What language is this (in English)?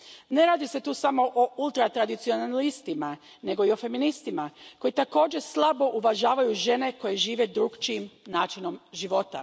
Croatian